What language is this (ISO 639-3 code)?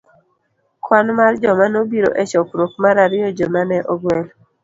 luo